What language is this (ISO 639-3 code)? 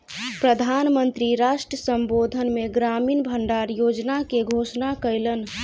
mai